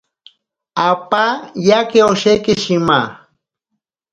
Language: Ashéninka Perené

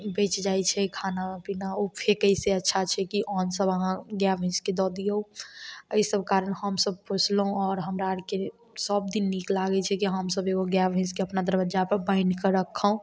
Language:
Maithili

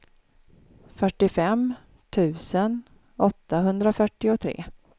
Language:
Swedish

